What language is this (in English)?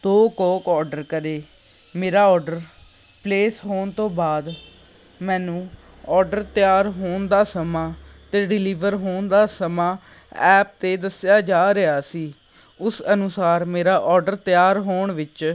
Punjabi